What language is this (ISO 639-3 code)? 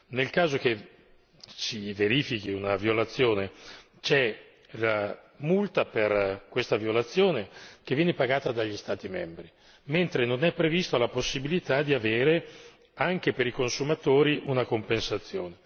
ita